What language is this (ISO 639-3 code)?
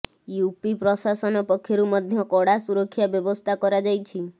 ori